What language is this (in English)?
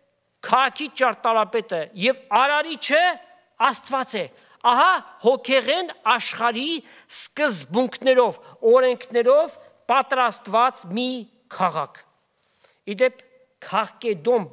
Turkish